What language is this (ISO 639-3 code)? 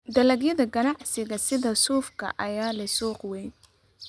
som